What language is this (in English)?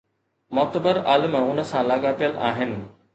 Sindhi